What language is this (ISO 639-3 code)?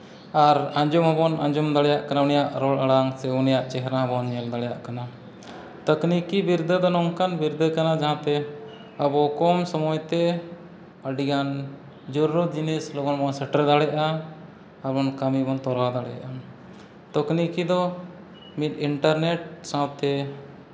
sat